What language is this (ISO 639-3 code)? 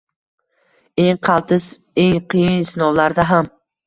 uzb